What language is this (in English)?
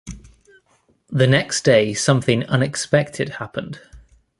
English